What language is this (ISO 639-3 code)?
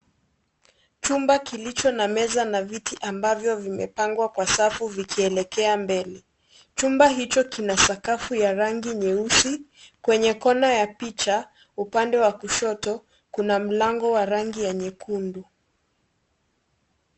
swa